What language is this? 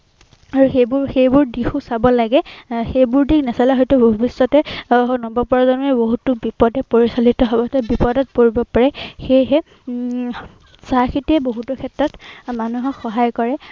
Assamese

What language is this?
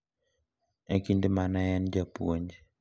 Luo (Kenya and Tanzania)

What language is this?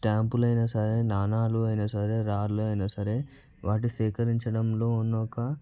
Telugu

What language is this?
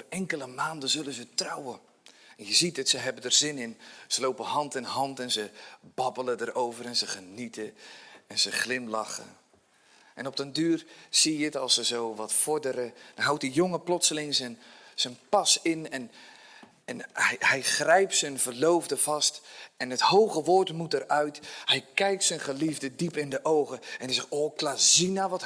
Dutch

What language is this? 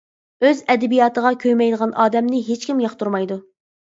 Uyghur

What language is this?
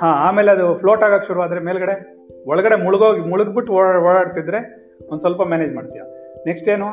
Kannada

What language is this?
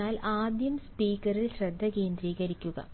Malayalam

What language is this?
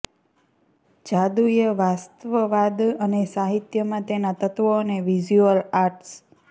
Gujarati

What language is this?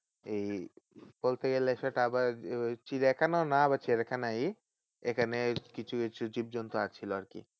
Bangla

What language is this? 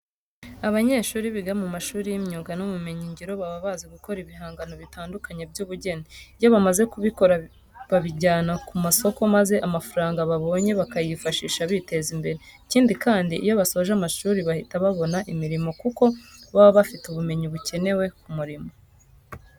Kinyarwanda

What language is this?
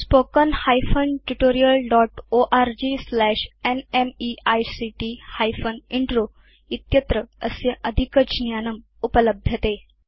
Sanskrit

